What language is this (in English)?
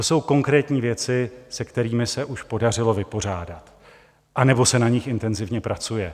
Czech